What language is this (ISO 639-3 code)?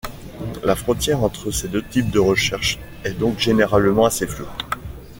fra